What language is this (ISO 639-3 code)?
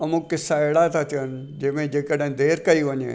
snd